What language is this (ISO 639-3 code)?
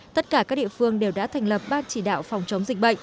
vie